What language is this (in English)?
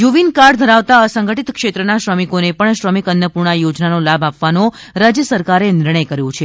Gujarati